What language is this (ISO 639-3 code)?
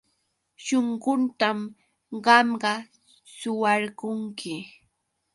qux